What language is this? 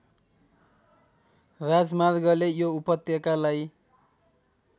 Nepali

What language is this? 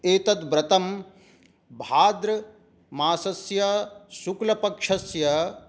Sanskrit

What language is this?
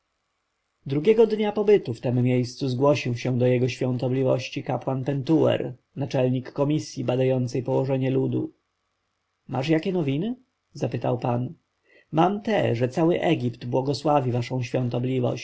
Polish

